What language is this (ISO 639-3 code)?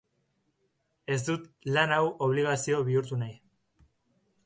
eus